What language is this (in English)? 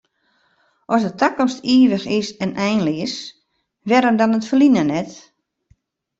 Western Frisian